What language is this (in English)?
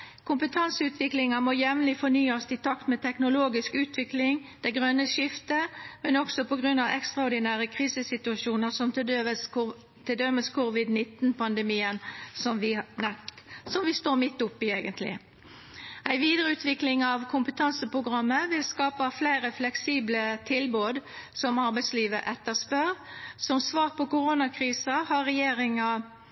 Norwegian Nynorsk